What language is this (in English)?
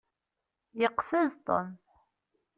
Kabyle